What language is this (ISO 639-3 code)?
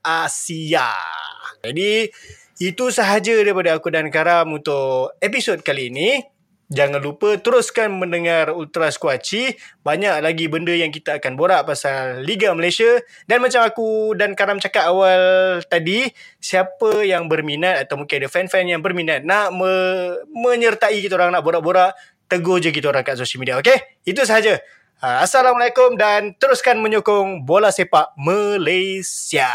msa